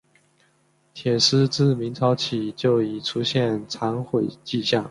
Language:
Chinese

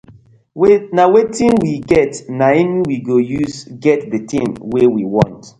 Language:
Nigerian Pidgin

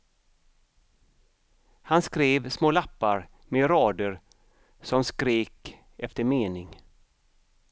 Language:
Swedish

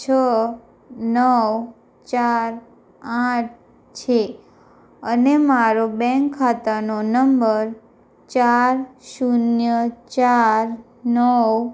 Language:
Gujarati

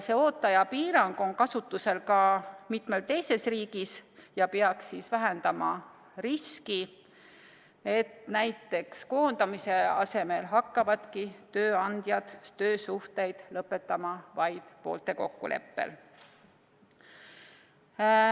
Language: Estonian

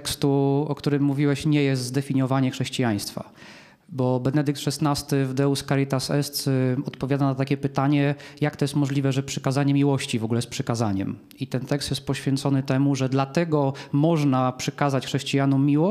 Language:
Polish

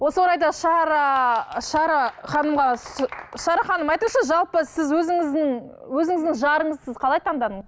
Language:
Kazakh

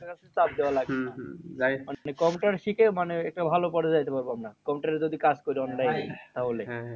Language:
Bangla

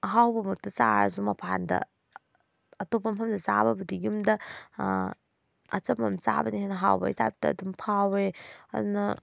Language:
Manipuri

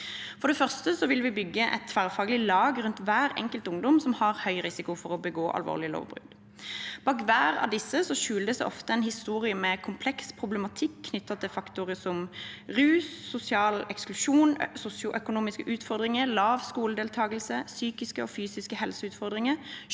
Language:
Norwegian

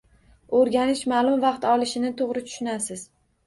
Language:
Uzbek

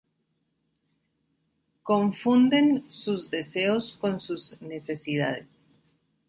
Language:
Spanish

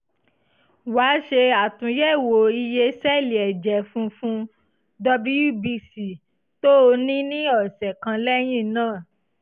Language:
Yoruba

